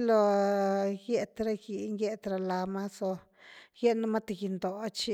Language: Güilá Zapotec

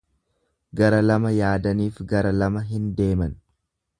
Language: Oromo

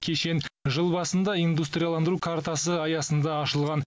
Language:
Kazakh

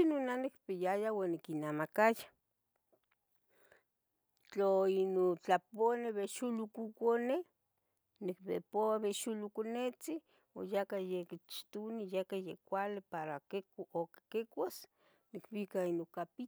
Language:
Tetelcingo Nahuatl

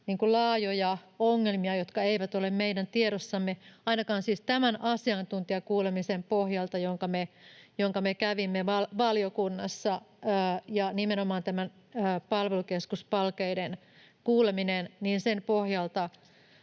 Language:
Finnish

